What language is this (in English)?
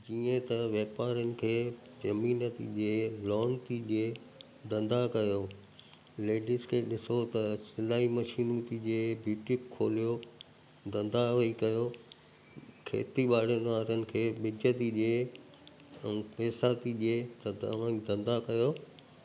Sindhi